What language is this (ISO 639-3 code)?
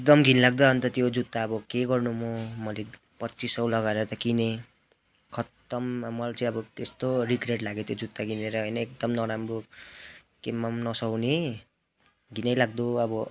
nep